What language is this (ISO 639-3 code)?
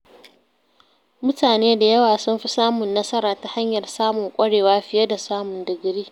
hau